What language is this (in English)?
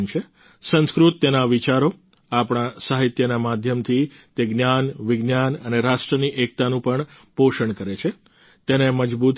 Gujarati